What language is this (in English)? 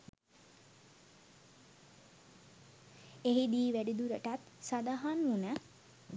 Sinhala